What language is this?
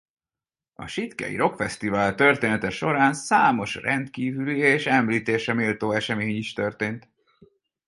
Hungarian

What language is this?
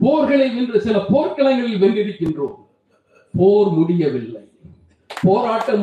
Tamil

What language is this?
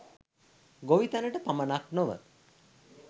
Sinhala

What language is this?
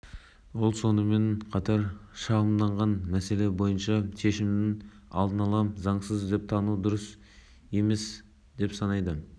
Kazakh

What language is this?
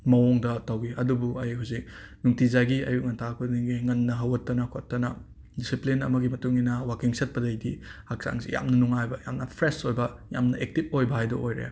Manipuri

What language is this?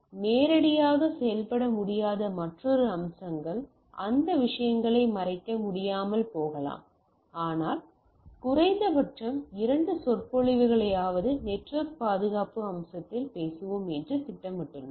Tamil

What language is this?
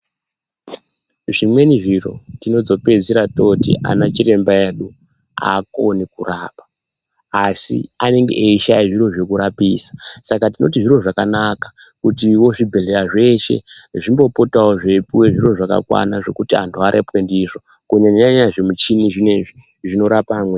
Ndau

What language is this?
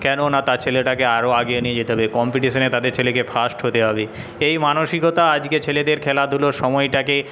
Bangla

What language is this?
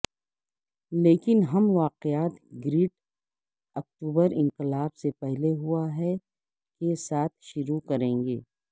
Urdu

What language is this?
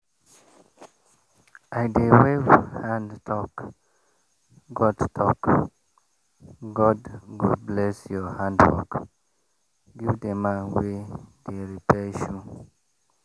Nigerian Pidgin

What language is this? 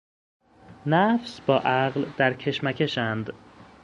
Persian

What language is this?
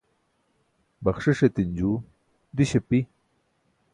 Burushaski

